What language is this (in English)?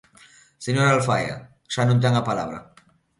Galician